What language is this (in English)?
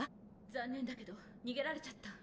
Japanese